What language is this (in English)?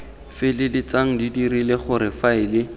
Tswana